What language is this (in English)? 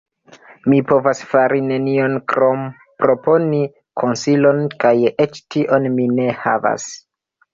Esperanto